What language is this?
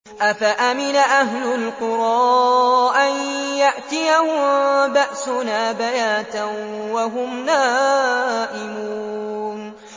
Arabic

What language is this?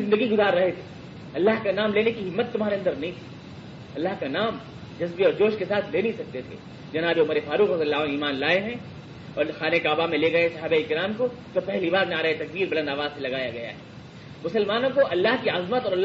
Urdu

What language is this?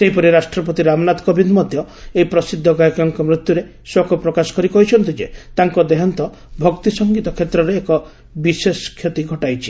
Odia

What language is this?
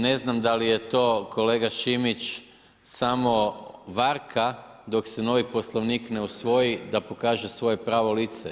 Croatian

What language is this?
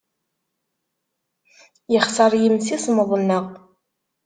Kabyle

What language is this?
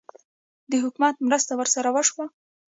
Pashto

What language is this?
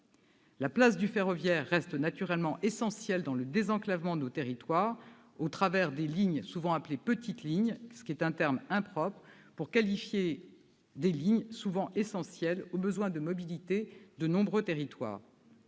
French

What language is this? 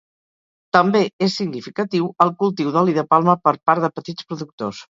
Catalan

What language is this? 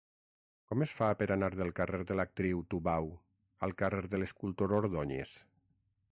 Catalan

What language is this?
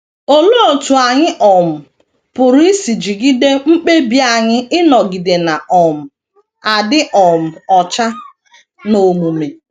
Igbo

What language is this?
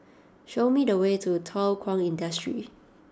English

